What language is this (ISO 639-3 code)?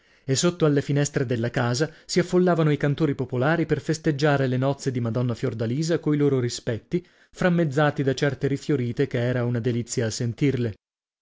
ita